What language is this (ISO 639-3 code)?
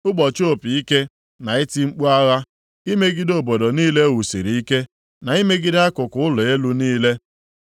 ibo